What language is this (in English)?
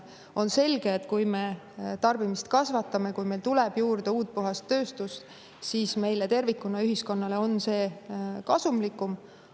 Estonian